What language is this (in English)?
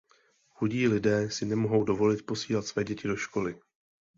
Czech